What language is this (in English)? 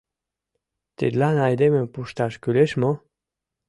Mari